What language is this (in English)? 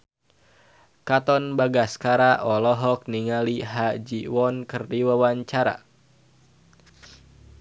Sundanese